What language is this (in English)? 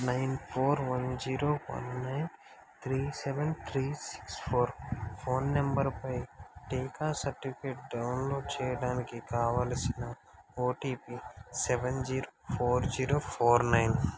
Telugu